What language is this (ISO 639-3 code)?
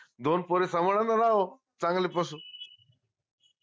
mar